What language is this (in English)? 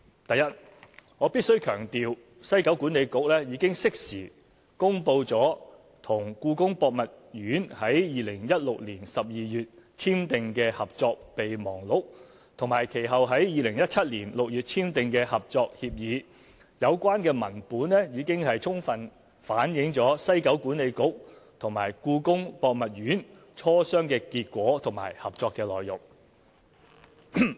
Cantonese